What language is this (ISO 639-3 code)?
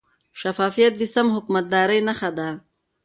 pus